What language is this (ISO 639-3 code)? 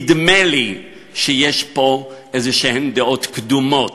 heb